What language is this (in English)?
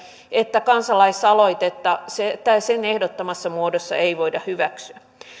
Finnish